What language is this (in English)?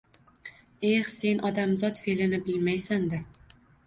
Uzbek